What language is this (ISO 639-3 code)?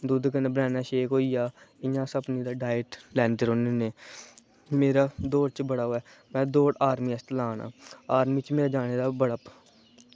doi